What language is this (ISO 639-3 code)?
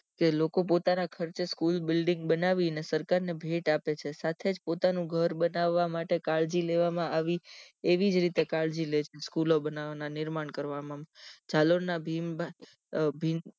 guj